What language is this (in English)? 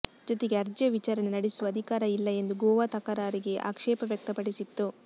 Kannada